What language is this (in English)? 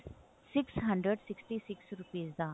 Punjabi